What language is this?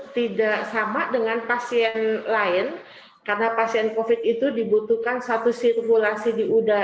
Indonesian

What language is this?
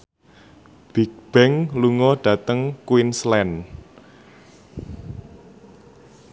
Javanese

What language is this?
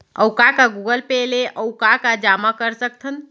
Chhattisgarhi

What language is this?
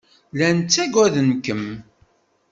Kabyle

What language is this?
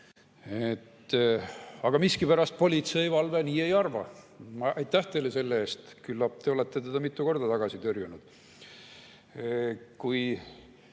Estonian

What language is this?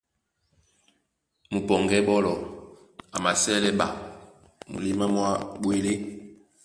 Duala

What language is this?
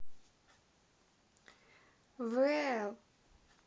Russian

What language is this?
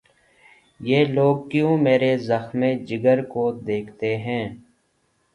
Urdu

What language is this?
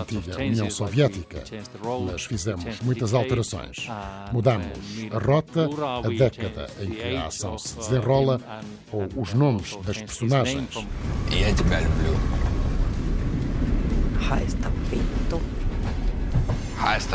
Portuguese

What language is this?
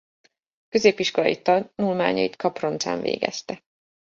Hungarian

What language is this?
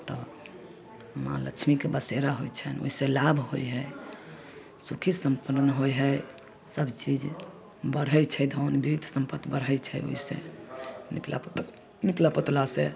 Maithili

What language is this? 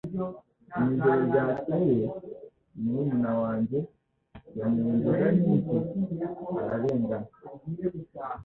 Kinyarwanda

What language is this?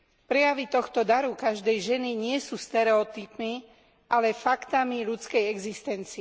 Slovak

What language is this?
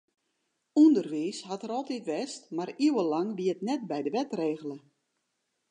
Western Frisian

